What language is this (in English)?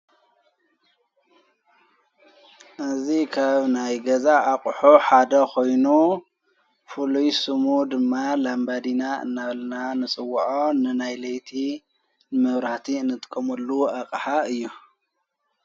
Tigrinya